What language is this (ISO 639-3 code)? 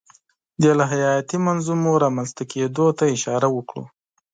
pus